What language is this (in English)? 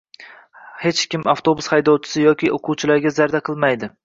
Uzbek